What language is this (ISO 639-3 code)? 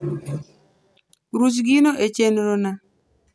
luo